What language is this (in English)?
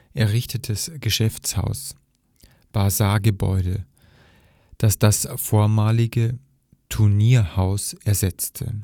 German